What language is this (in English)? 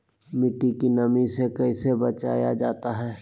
Magahi